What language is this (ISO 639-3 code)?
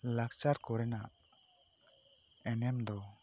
sat